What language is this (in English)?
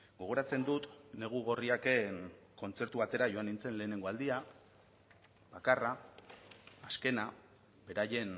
Basque